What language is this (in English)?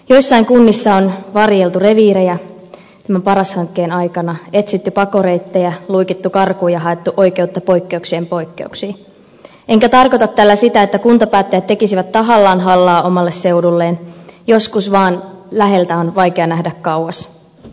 Finnish